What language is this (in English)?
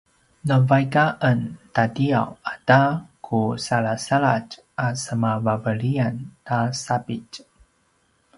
Paiwan